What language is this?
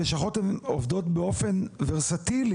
Hebrew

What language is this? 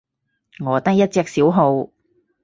Cantonese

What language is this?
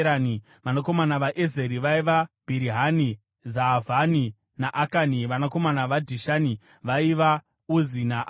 Shona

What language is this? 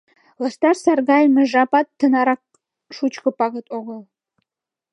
Mari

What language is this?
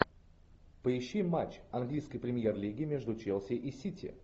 Russian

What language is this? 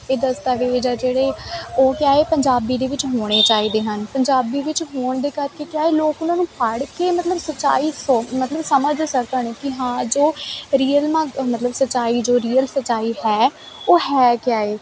Punjabi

